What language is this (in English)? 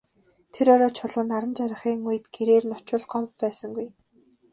Mongolian